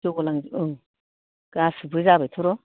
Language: Bodo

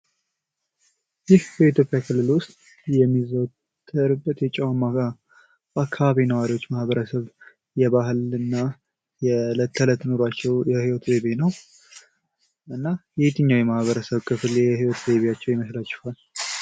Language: Amharic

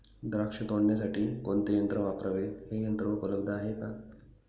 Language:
Marathi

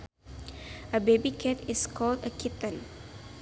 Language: Sundanese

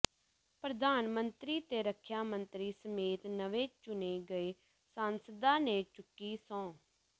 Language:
Punjabi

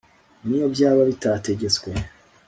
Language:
Kinyarwanda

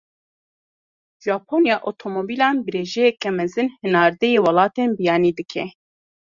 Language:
Kurdish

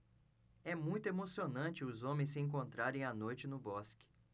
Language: Portuguese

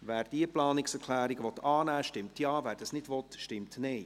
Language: Swiss German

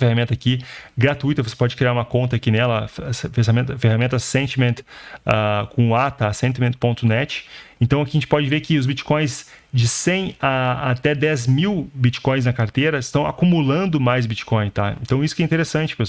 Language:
Portuguese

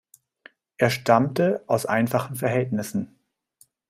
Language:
German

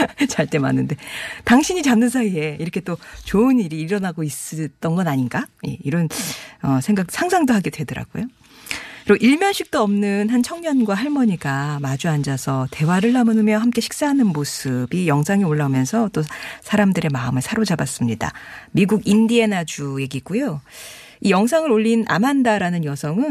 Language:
Korean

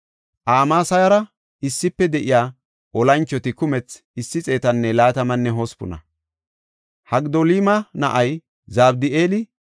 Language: Gofa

